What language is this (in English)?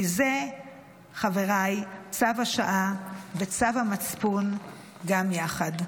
Hebrew